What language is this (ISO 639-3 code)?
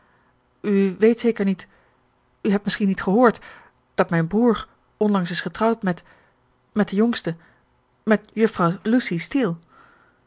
nld